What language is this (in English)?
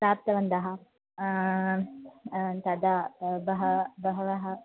Sanskrit